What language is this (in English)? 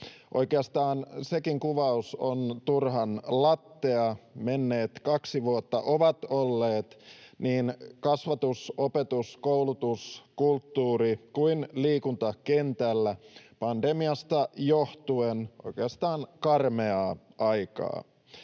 Finnish